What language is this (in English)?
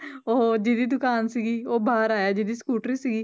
Punjabi